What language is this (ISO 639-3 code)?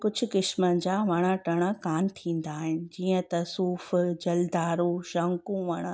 snd